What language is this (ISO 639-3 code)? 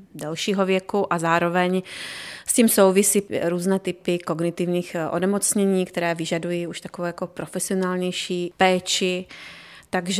ces